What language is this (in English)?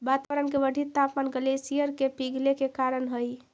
Magahi